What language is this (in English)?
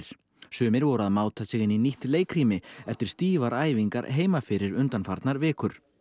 Icelandic